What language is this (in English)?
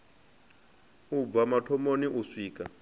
Venda